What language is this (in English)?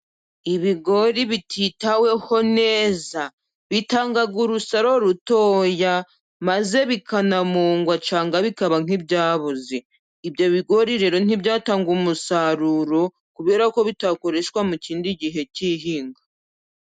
Kinyarwanda